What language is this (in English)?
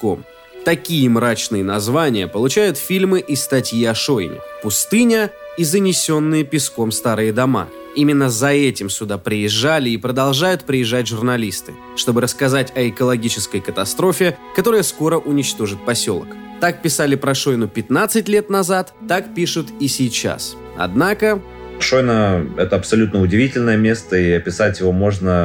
Russian